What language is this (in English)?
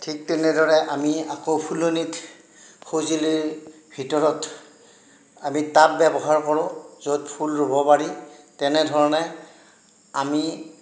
Assamese